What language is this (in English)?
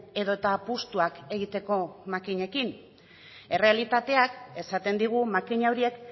Basque